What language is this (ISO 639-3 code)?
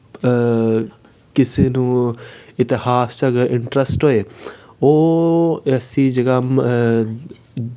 doi